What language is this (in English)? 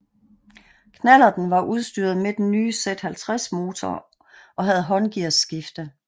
Danish